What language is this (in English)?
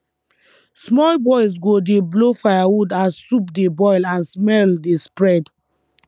Nigerian Pidgin